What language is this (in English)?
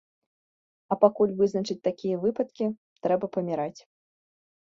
Belarusian